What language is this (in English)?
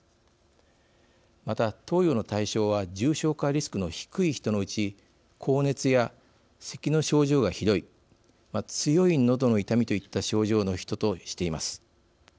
Japanese